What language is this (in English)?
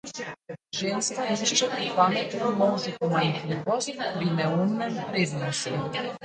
Slovenian